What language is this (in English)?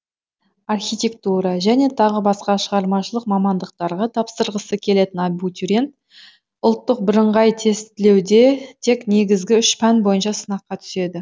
Kazakh